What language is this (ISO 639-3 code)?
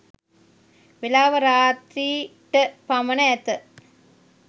sin